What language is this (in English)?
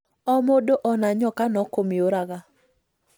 Kikuyu